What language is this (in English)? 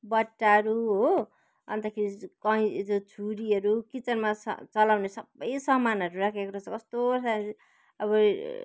Nepali